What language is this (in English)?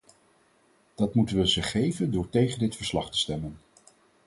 Dutch